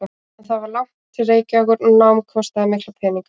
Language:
Icelandic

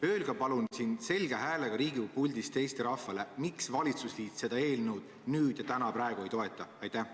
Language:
Estonian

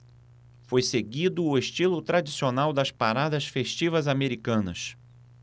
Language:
Portuguese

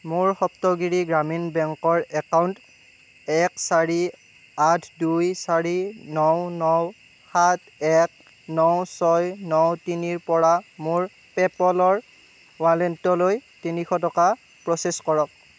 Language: Assamese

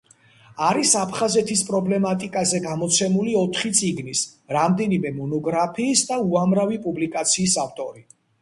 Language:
Georgian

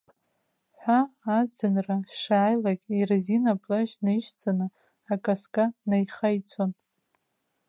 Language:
Abkhazian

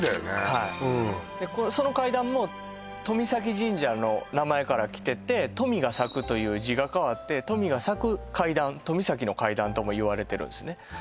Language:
Japanese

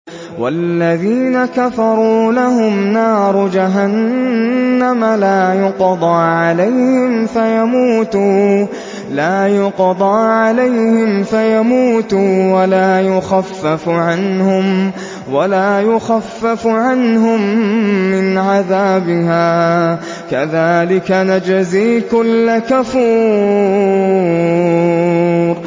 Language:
Arabic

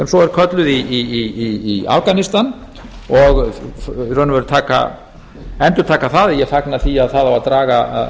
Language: Icelandic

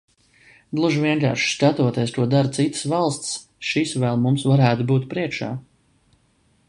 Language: Latvian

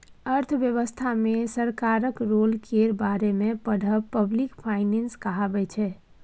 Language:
Maithili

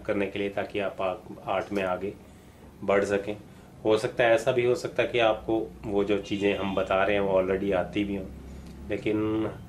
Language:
Hindi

